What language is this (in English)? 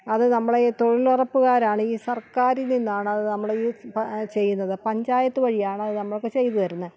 Malayalam